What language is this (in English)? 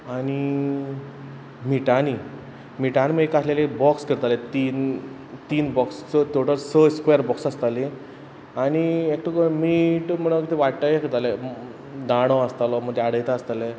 Konkani